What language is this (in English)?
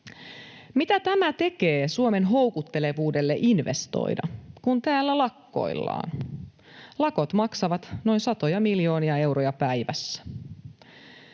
Finnish